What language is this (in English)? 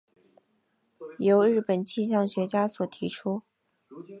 Chinese